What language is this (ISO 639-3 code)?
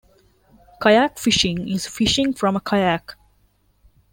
eng